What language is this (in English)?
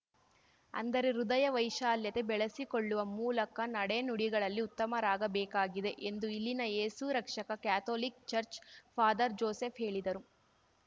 Kannada